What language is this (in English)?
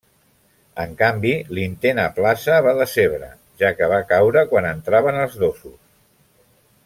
Catalan